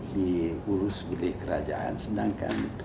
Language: Indonesian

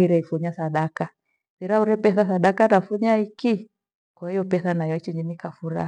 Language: Gweno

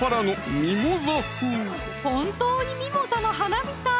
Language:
Japanese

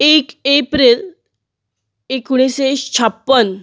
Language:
Konkani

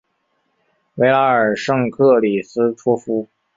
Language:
Chinese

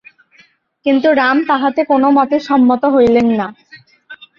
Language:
Bangla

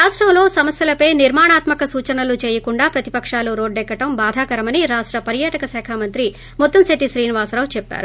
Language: Telugu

